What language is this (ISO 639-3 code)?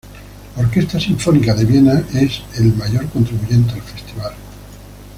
spa